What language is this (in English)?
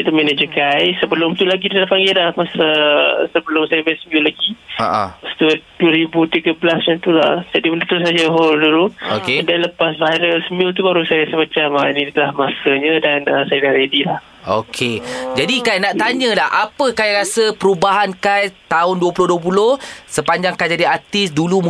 Malay